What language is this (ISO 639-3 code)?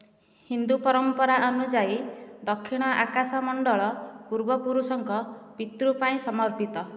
ori